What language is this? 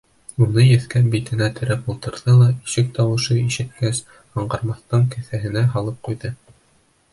Bashkir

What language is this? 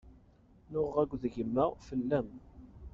Kabyle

